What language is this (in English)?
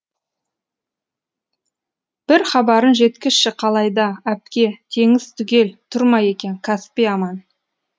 Kazakh